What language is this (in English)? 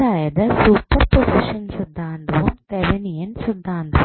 Malayalam